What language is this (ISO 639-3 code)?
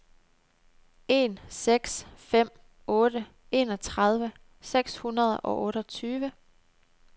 dan